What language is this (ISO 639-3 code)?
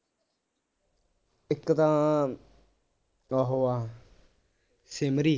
pan